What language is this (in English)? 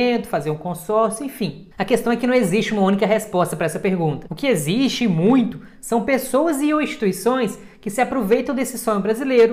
Portuguese